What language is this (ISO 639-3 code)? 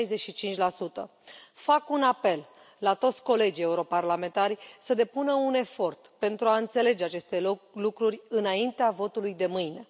ron